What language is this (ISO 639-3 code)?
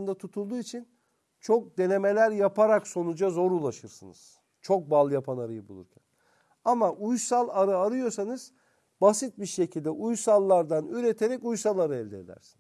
tur